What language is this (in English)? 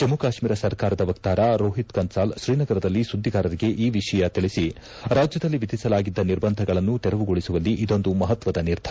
Kannada